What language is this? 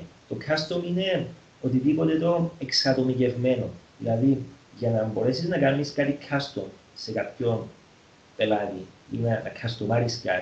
Greek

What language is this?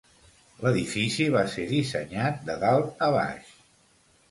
Catalan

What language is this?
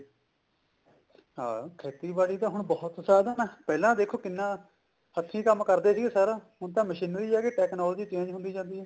Punjabi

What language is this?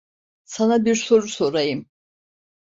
Turkish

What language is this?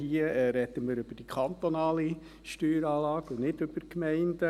Swiss German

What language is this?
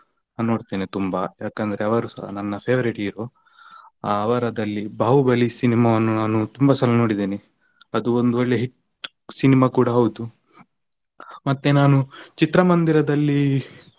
Kannada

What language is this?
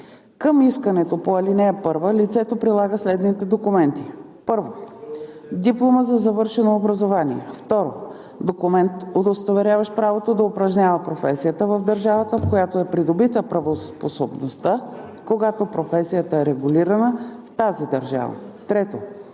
Bulgarian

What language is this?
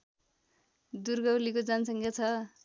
Nepali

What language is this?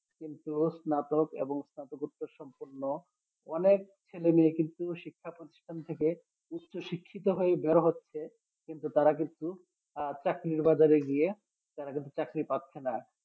Bangla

